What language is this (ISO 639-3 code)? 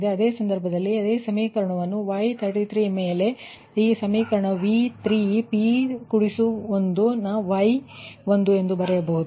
kan